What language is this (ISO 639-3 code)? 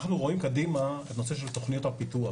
heb